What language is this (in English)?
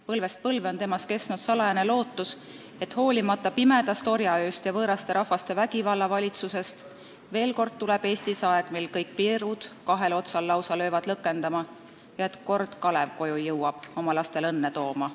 Estonian